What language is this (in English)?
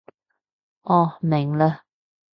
Cantonese